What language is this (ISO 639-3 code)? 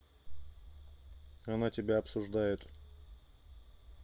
rus